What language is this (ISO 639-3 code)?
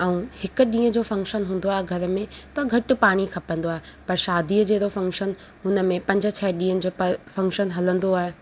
snd